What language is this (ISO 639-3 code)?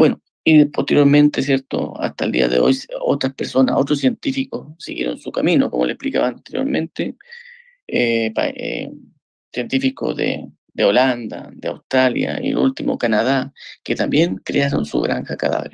spa